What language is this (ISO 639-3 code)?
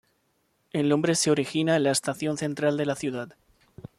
spa